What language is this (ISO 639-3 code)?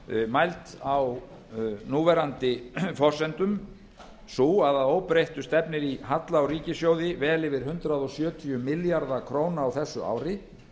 isl